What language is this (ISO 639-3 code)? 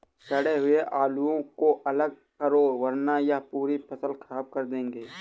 hin